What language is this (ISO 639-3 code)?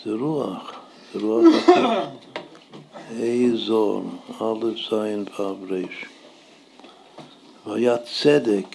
heb